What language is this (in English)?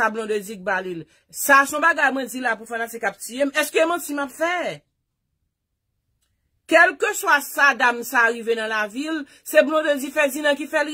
French